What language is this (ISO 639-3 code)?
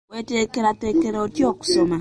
lug